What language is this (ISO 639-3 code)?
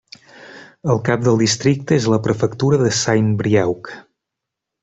cat